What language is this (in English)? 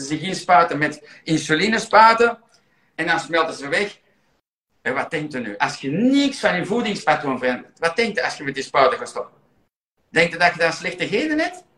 Dutch